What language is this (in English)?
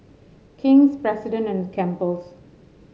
English